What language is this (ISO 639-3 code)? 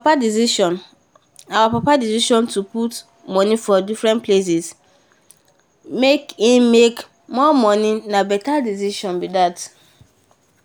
pcm